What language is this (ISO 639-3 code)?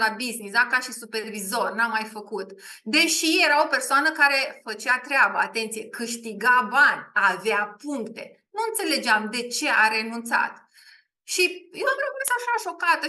ron